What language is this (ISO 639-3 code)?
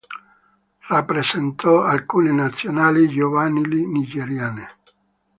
ita